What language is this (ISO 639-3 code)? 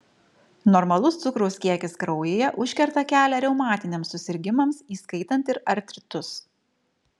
lit